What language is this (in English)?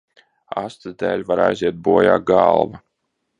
Latvian